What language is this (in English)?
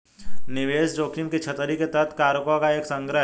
Hindi